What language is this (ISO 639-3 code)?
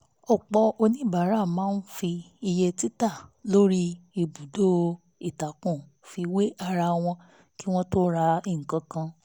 yor